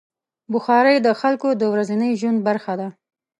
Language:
Pashto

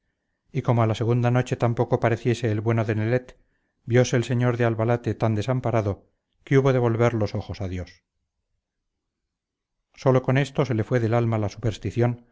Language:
Spanish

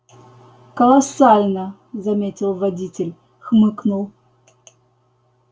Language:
Russian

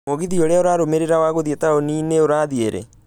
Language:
Kikuyu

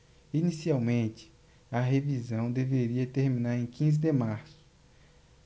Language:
Portuguese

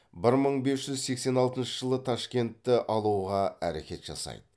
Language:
Kazakh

